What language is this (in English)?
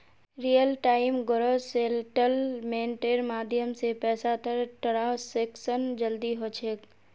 Magahi